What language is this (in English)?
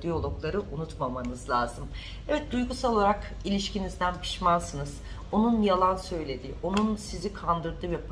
Turkish